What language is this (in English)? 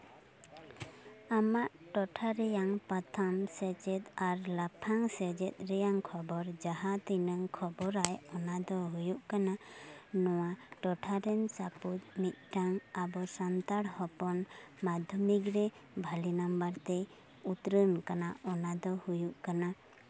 Santali